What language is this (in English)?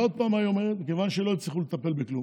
Hebrew